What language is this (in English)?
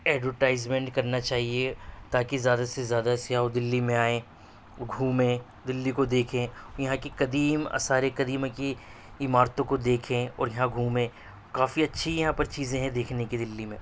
Urdu